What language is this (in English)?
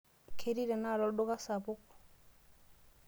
Masai